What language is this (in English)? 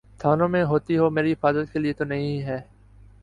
Urdu